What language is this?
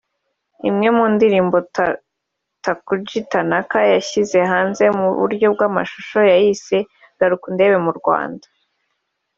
Kinyarwanda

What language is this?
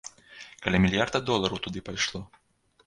Belarusian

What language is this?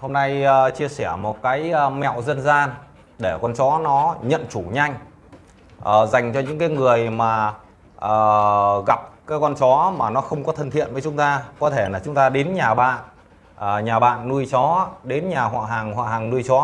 Vietnamese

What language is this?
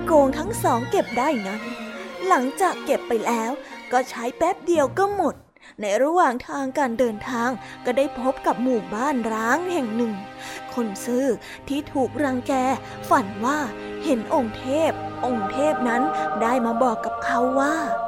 Thai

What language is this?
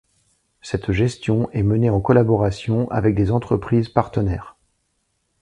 French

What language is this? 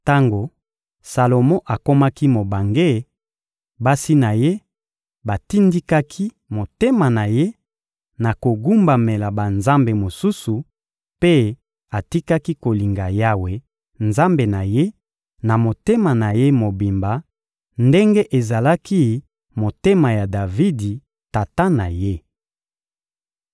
Lingala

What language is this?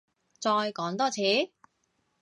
Cantonese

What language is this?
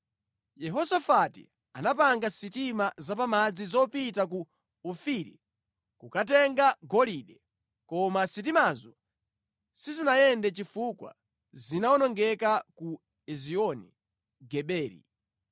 Nyanja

